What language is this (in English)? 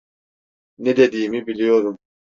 Turkish